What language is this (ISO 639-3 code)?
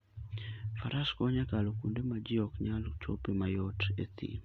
luo